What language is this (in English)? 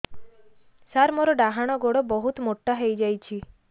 Odia